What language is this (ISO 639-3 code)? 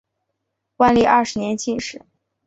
zho